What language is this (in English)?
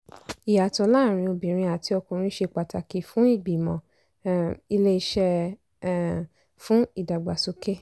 Yoruba